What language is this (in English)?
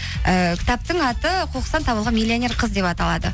Kazakh